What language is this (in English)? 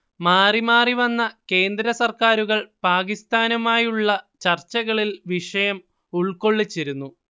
Malayalam